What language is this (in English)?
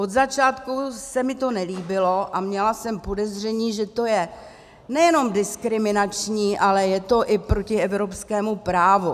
Czech